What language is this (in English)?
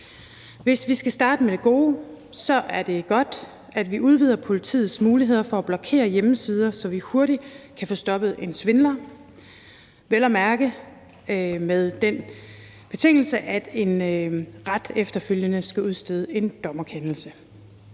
Danish